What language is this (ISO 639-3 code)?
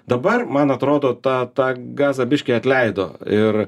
lit